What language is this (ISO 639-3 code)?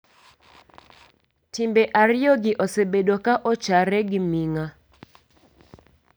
luo